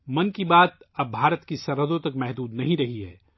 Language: Urdu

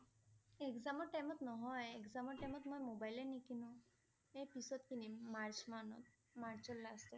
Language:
Assamese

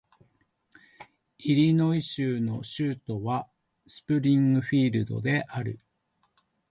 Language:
Japanese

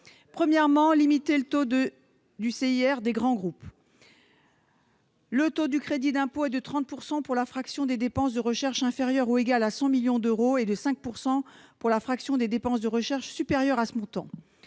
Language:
French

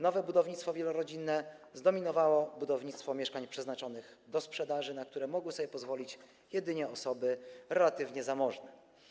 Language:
Polish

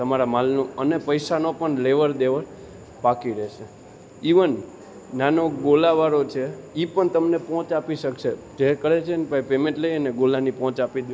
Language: Gujarati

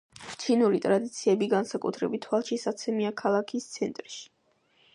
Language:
Georgian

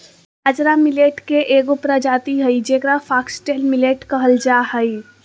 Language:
Magahi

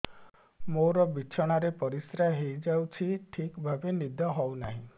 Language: Odia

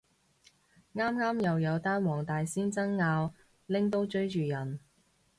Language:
Cantonese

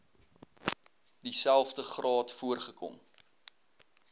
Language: Afrikaans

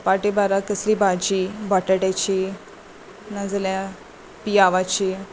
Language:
Konkani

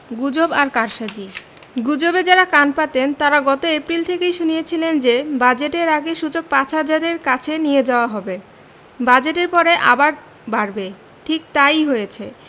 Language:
Bangla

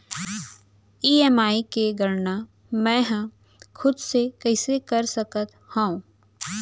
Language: Chhattisgarhi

